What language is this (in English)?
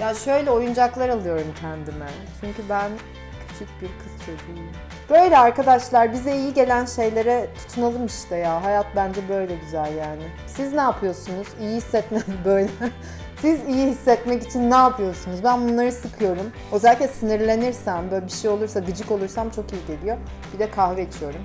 Turkish